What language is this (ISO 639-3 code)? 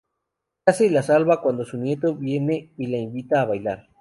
spa